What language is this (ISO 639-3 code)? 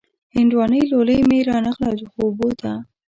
pus